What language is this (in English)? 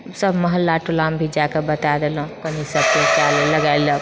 Maithili